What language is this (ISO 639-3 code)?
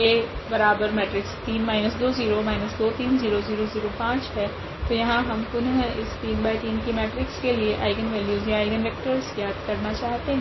hin